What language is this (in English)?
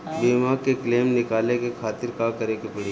Bhojpuri